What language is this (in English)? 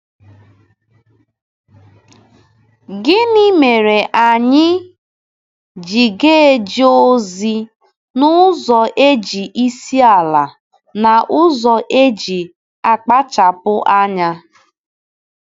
Igbo